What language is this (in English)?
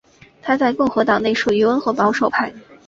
Chinese